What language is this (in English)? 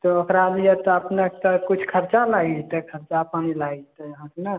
Maithili